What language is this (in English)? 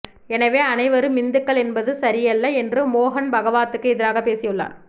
Tamil